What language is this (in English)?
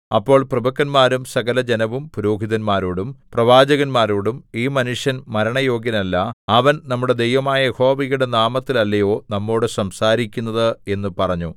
Malayalam